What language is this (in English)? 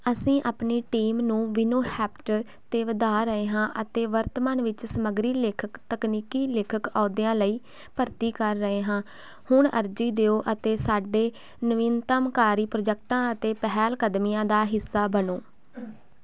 Punjabi